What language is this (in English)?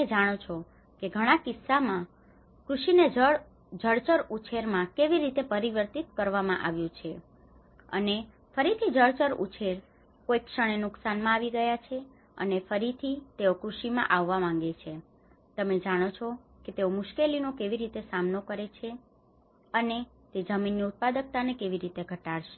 Gujarati